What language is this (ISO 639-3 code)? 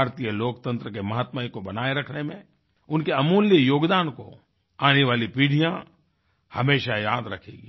hin